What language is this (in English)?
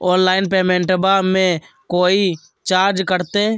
Magahi